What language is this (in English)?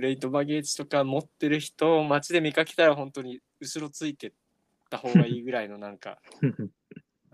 Japanese